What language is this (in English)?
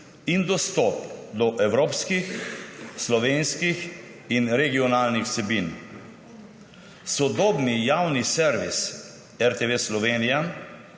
Slovenian